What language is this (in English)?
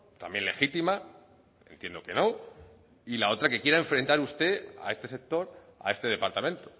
Spanish